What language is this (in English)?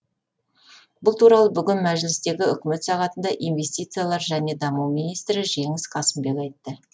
Kazakh